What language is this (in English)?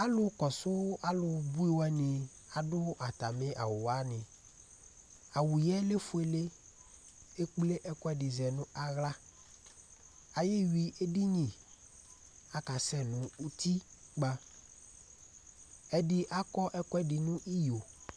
Ikposo